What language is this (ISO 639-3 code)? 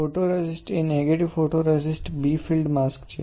guj